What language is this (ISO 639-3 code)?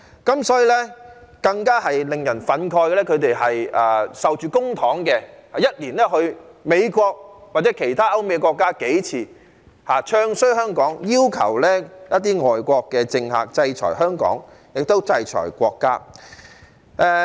yue